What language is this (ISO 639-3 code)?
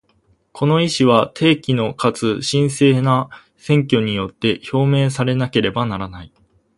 jpn